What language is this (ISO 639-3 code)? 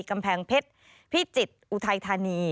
tha